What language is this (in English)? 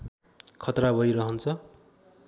Nepali